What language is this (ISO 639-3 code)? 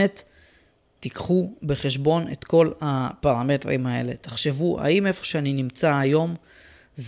heb